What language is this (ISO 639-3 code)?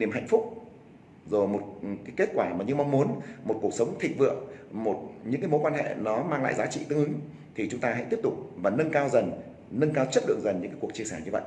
vie